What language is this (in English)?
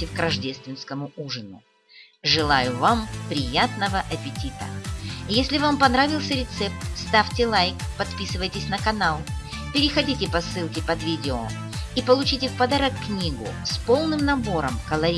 Russian